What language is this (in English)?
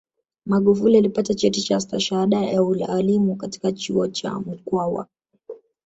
Swahili